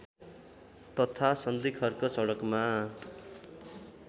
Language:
Nepali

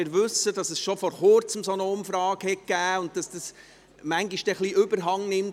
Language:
Swiss German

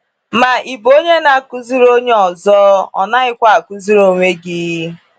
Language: Igbo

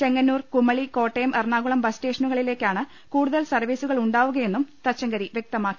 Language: Malayalam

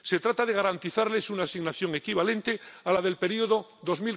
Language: Spanish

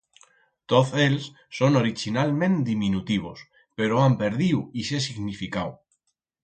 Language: Aragonese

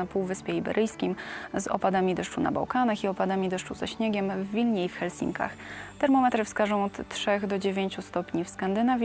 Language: Polish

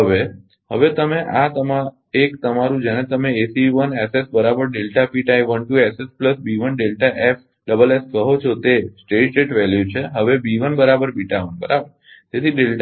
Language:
Gujarati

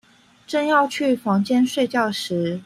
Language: Chinese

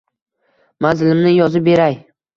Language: Uzbek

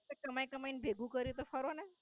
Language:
Gujarati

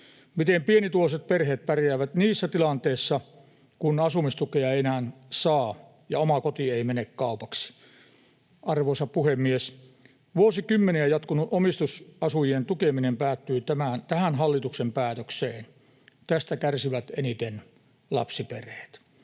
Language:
Finnish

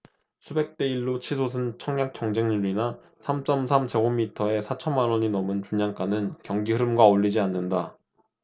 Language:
Korean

